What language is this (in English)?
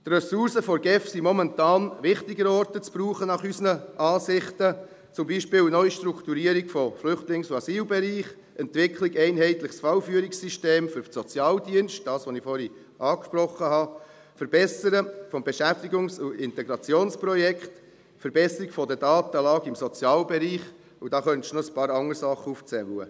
Swiss German